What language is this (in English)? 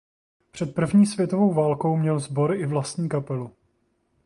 Czech